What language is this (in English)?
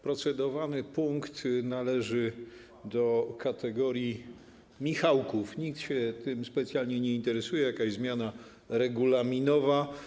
Polish